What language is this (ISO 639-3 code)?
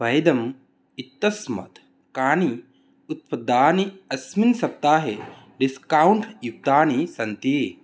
san